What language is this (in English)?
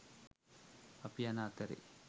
Sinhala